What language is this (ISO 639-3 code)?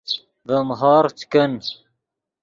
ydg